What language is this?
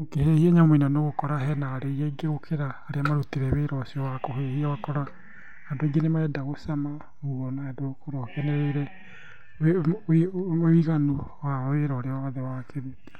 Kikuyu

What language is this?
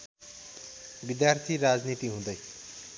Nepali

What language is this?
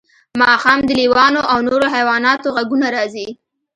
Pashto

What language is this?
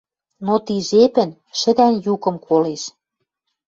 Western Mari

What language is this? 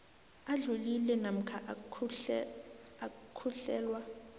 South Ndebele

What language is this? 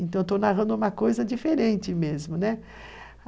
Portuguese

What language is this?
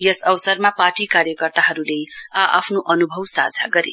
Nepali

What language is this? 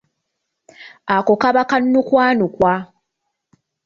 Ganda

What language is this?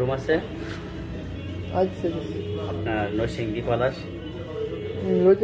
Arabic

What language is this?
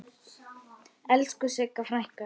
Icelandic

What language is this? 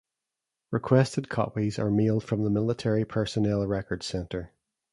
English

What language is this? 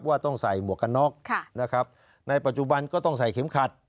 Thai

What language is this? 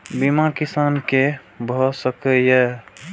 Maithili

